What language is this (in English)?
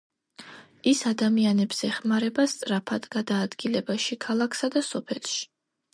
Georgian